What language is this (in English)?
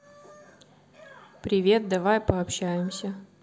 Russian